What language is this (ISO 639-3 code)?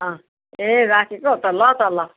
nep